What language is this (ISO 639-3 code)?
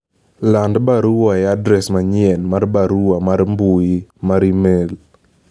luo